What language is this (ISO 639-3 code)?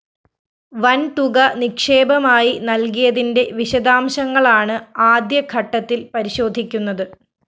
mal